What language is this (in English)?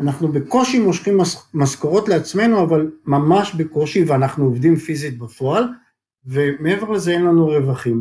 Hebrew